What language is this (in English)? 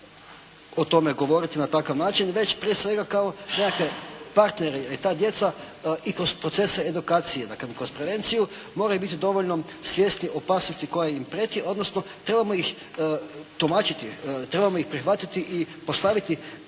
Croatian